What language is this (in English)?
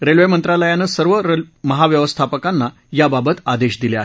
Marathi